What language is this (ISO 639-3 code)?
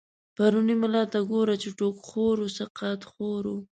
pus